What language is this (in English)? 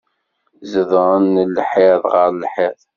Kabyle